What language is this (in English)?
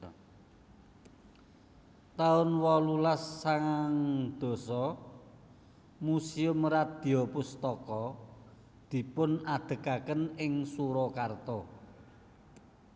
Javanese